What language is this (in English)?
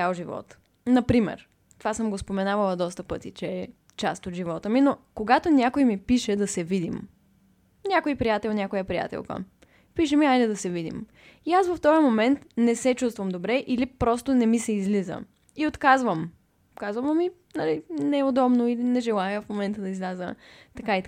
Bulgarian